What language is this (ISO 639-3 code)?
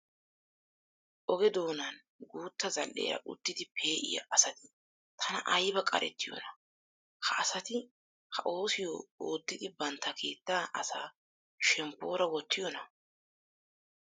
wal